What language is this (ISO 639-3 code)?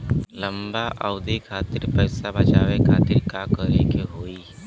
bho